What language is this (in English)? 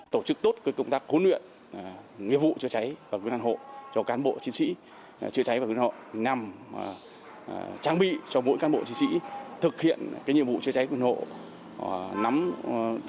Vietnamese